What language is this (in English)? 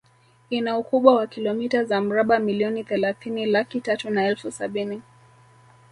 Swahili